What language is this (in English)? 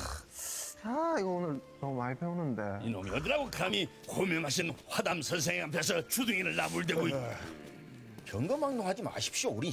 Korean